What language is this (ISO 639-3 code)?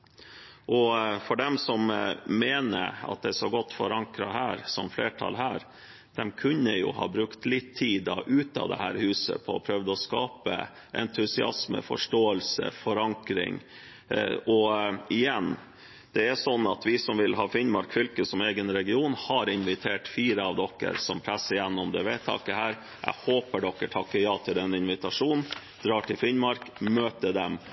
nob